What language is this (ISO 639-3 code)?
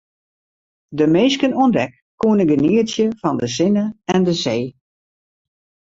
fry